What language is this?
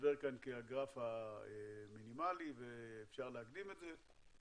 Hebrew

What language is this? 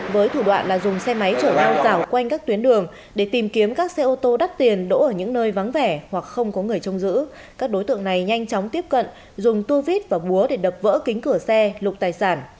Vietnamese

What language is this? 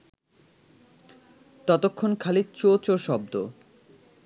Bangla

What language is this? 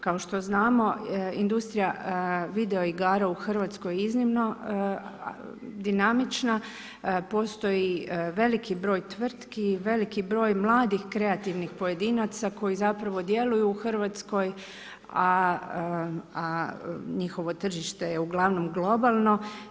Croatian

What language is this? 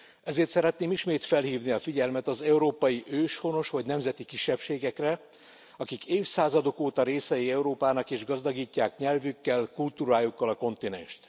Hungarian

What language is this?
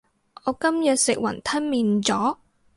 Cantonese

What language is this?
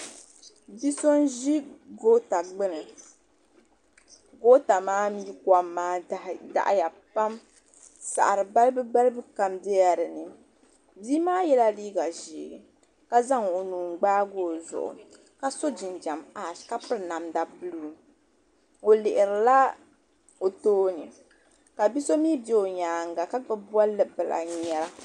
Dagbani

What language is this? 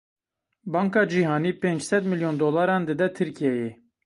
Kurdish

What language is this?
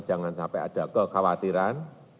Indonesian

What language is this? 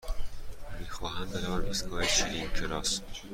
Persian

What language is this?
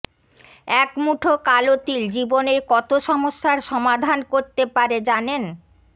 Bangla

